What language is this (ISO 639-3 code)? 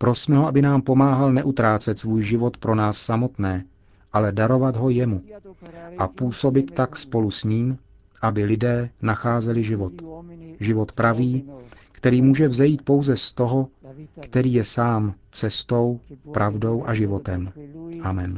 ces